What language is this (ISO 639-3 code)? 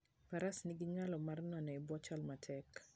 luo